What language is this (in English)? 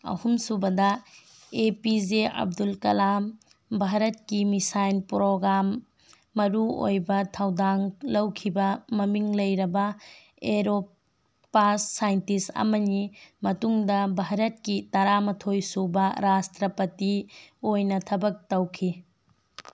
Manipuri